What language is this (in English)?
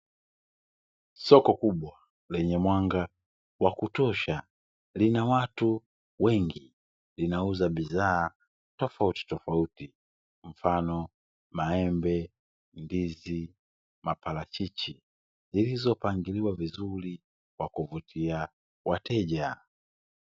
Swahili